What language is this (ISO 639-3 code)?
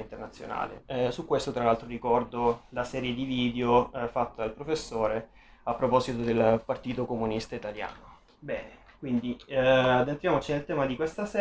ita